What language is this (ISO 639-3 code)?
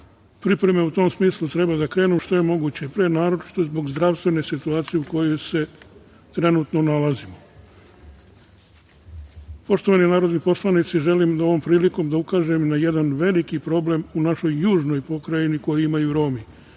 srp